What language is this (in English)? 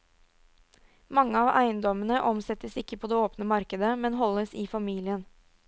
Norwegian